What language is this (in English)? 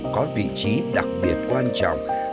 Vietnamese